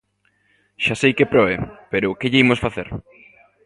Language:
Galician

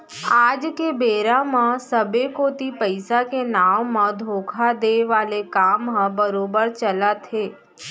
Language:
Chhattisgarhi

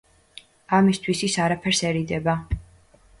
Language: Georgian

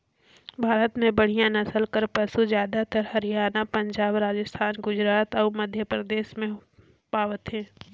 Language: Chhattisgarhi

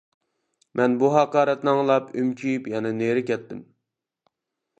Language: Uyghur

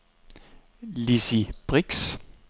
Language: Danish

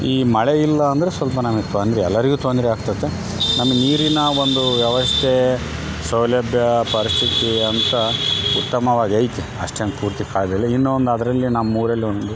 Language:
Kannada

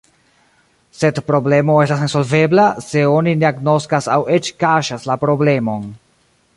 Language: Esperanto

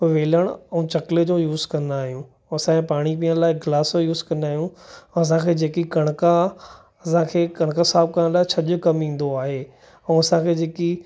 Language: Sindhi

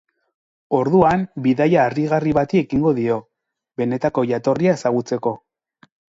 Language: Basque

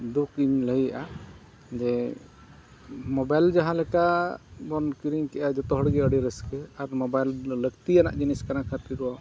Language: Santali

